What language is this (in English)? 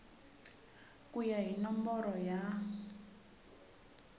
Tsonga